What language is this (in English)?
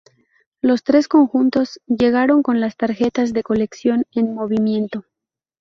Spanish